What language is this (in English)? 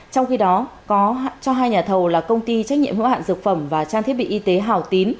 Vietnamese